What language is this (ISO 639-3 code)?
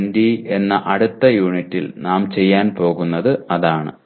mal